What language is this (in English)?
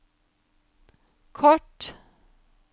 Norwegian